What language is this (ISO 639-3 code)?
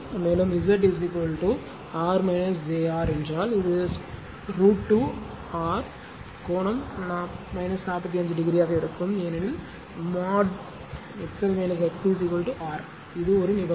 tam